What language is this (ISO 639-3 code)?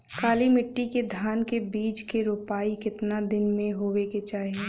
bho